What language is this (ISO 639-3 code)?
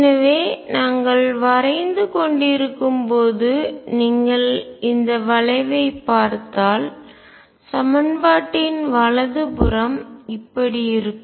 tam